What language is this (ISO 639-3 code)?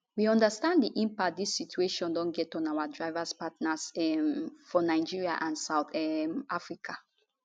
pcm